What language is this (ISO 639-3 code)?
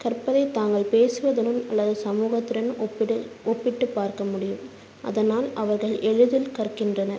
tam